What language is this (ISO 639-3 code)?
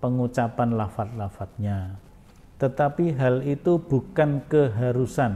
ind